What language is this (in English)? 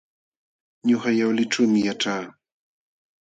Jauja Wanca Quechua